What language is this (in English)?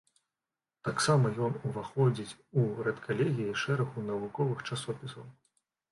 Belarusian